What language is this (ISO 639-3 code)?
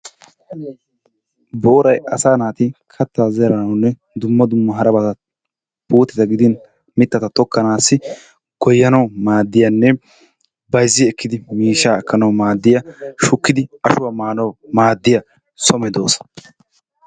wal